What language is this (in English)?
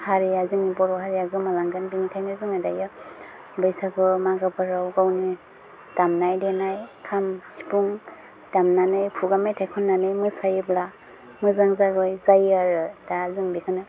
Bodo